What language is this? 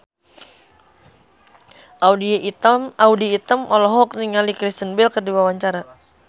Sundanese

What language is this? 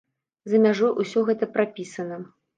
Belarusian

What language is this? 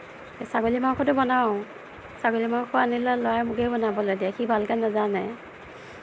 Assamese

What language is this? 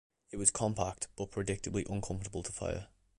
English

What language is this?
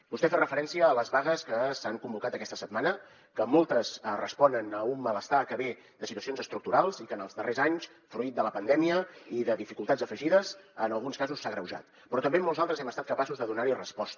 Catalan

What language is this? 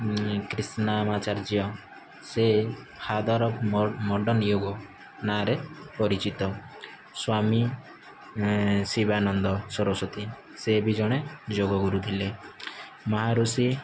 Odia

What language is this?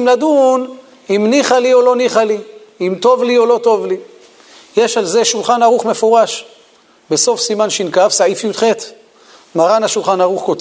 Hebrew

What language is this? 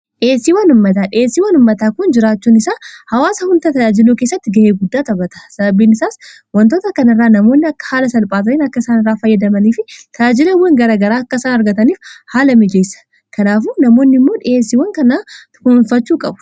Oromo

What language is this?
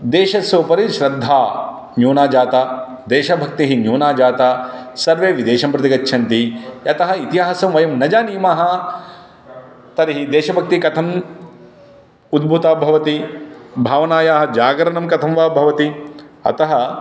Sanskrit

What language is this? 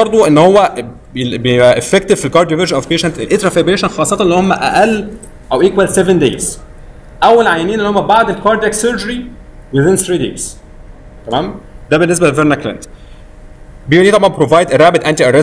Arabic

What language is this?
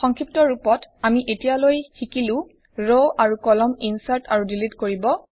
Assamese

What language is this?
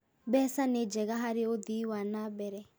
Kikuyu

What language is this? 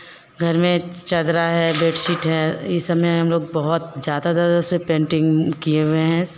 Hindi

